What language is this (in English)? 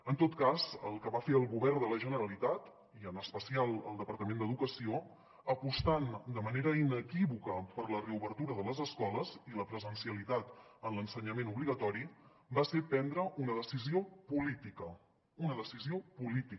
Catalan